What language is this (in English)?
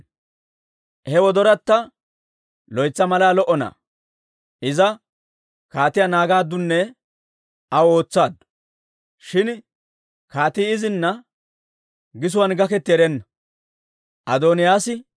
Dawro